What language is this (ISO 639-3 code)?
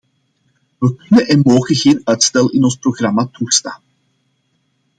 nld